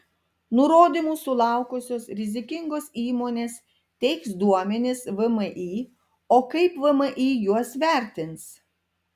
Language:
Lithuanian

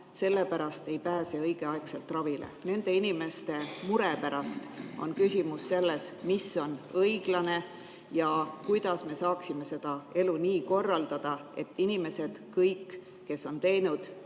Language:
Estonian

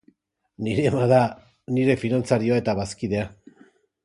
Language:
Basque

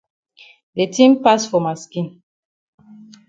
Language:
Cameroon Pidgin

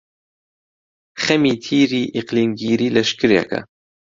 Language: Central Kurdish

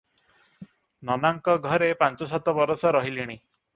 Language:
Odia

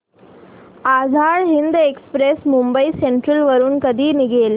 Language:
Marathi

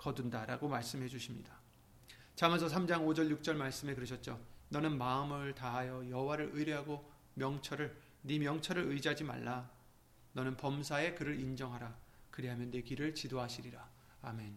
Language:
Korean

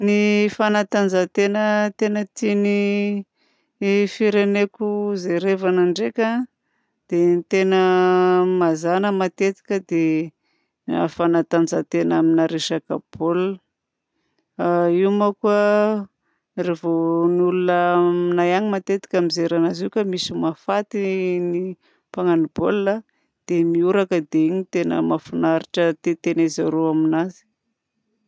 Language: Southern Betsimisaraka Malagasy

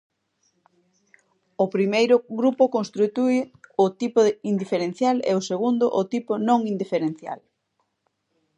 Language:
Galician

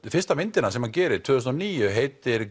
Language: Icelandic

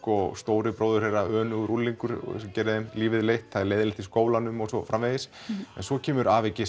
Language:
Icelandic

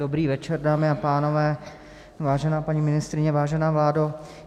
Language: Czech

